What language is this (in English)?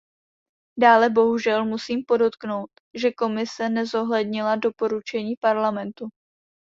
Czech